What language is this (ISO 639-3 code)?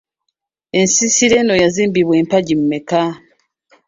lug